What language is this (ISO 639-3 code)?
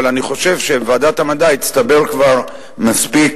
heb